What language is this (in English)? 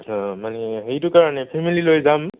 Assamese